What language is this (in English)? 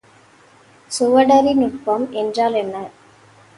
Tamil